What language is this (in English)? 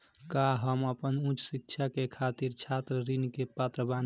Bhojpuri